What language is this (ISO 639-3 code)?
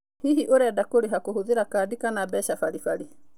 kik